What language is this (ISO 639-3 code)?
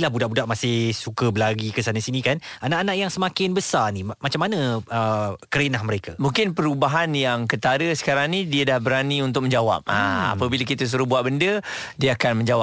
msa